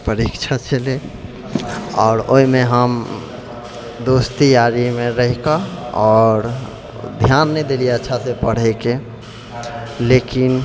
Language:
Maithili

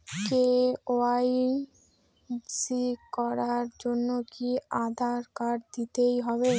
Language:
Bangla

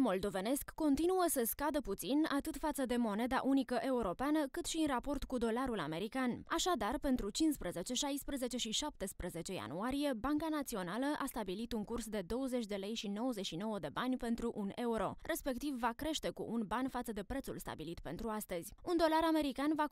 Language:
Romanian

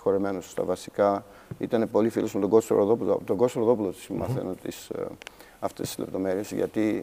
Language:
Greek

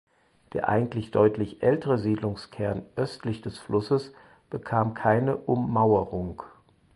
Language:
German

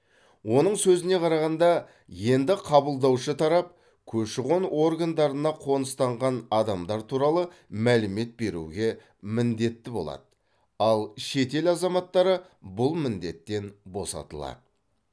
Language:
Kazakh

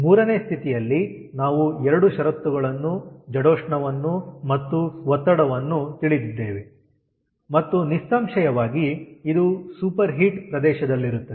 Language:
Kannada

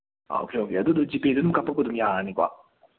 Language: Manipuri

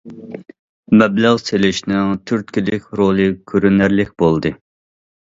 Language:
Uyghur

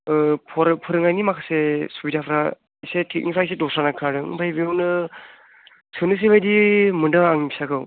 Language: Bodo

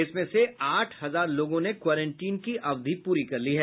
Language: Hindi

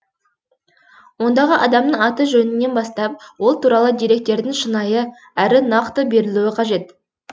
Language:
Kazakh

